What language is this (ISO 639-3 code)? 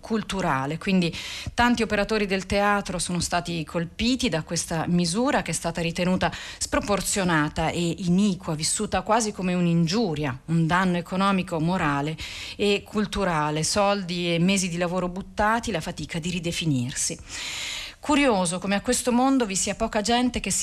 ita